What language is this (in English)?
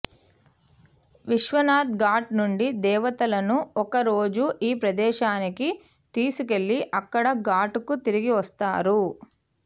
Telugu